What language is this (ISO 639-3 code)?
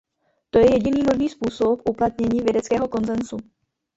ces